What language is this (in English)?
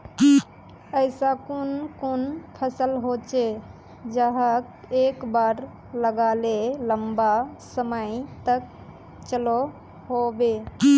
Magahi